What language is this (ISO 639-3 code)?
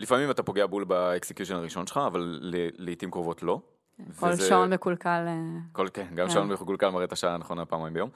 heb